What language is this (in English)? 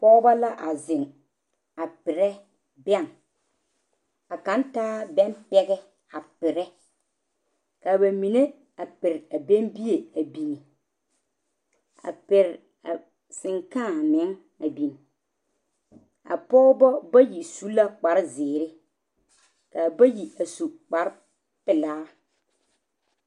Southern Dagaare